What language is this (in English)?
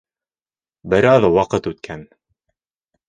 Bashkir